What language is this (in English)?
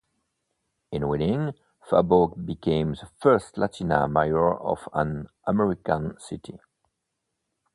English